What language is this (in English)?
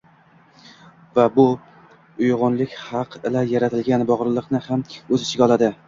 Uzbek